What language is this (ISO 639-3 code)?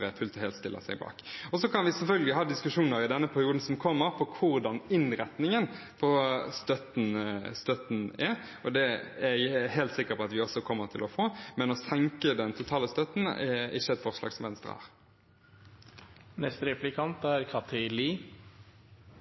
nob